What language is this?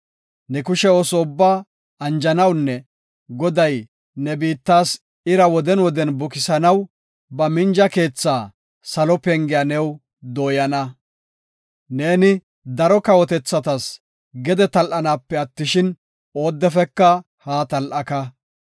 Gofa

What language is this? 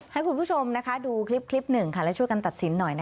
Thai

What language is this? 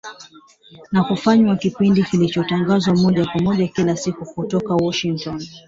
Swahili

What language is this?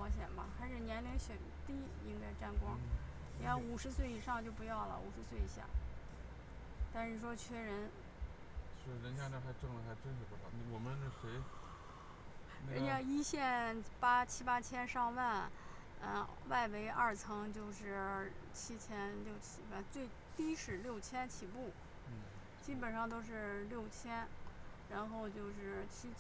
Chinese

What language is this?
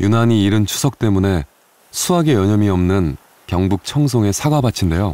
Korean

